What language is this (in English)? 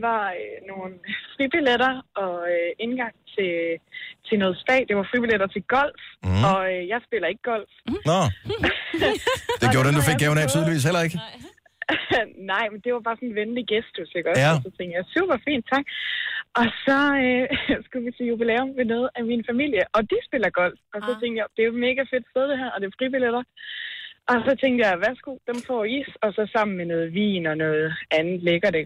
Danish